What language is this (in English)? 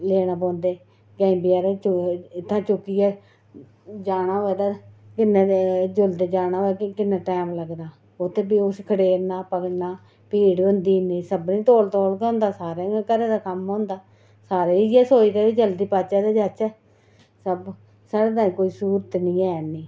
Dogri